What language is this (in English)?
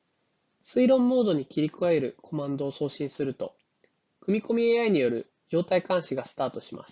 Japanese